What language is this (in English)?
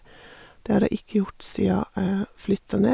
Norwegian